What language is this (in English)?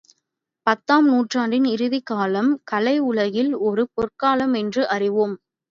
Tamil